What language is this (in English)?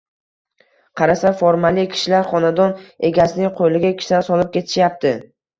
Uzbek